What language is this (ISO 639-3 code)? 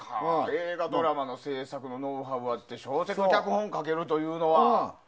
jpn